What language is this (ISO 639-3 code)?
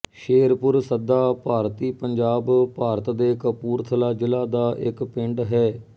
pan